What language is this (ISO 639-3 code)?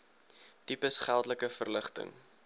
afr